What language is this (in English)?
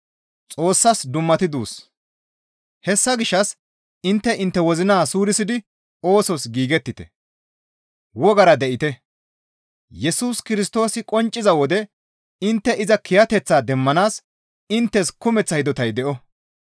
Gamo